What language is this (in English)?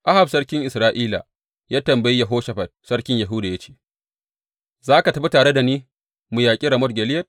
Hausa